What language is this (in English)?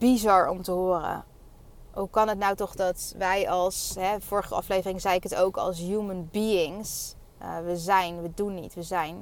Dutch